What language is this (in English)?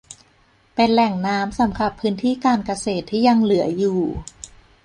Thai